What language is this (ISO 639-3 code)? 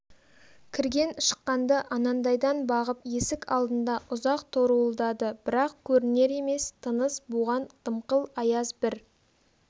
kaz